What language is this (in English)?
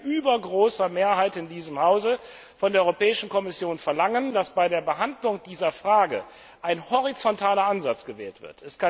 German